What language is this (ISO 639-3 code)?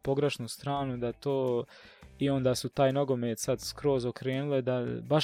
hrv